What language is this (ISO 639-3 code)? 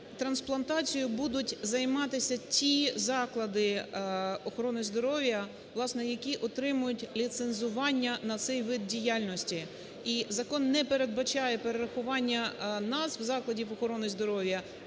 ukr